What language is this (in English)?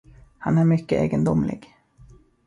Swedish